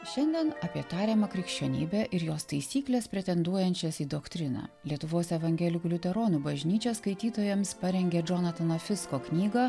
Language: Lithuanian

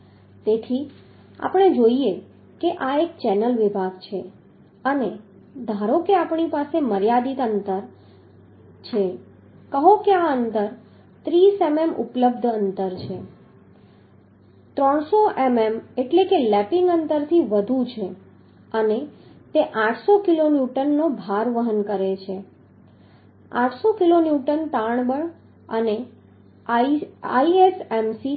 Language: Gujarati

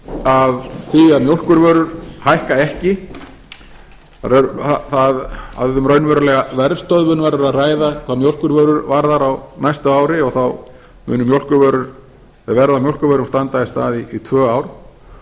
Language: Icelandic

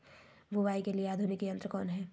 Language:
Magahi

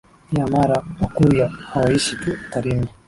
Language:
Swahili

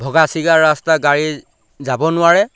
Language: Assamese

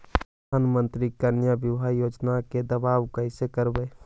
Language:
Magahi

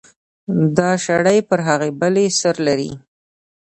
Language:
Pashto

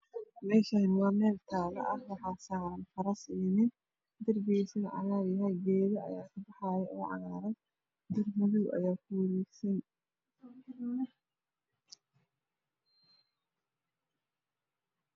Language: Somali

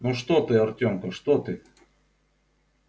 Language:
Russian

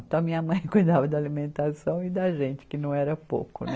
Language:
Portuguese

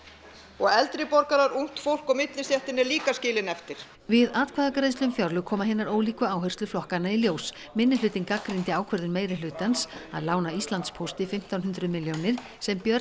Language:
Icelandic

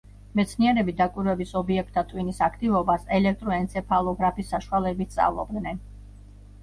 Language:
Georgian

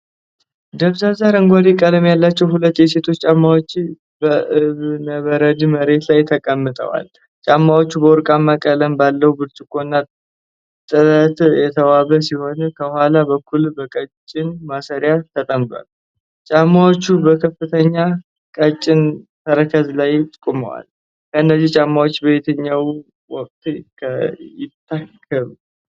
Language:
Amharic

